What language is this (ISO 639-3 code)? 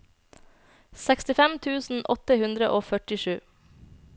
nor